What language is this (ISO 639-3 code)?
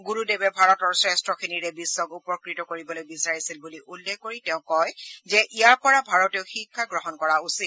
asm